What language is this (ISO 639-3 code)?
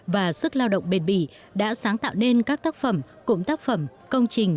vie